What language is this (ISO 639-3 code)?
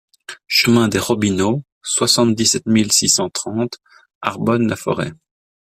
fra